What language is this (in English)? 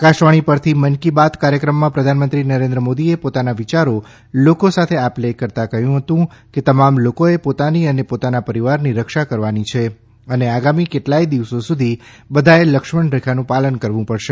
Gujarati